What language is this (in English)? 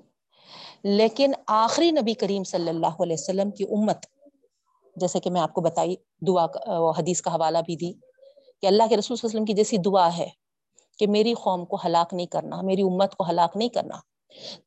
Urdu